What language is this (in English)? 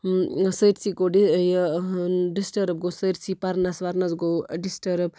Kashmiri